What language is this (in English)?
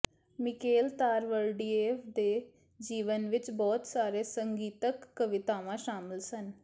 Punjabi